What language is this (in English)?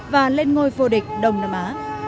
Vietnamese